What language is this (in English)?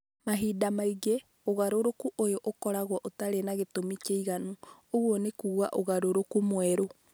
Kikuyu